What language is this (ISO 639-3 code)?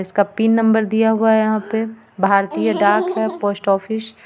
hin